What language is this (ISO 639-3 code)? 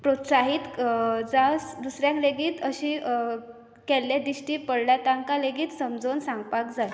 kok